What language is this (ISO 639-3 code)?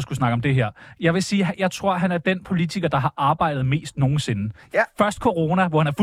dan